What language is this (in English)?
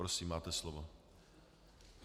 Czech